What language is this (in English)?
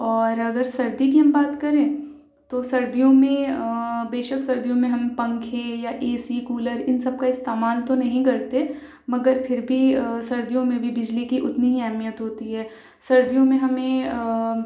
Urdu